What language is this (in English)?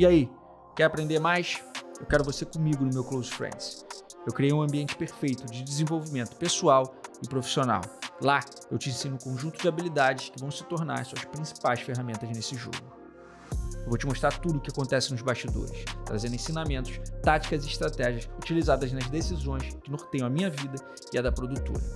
Portuguese